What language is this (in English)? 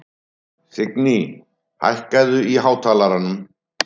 Icelandic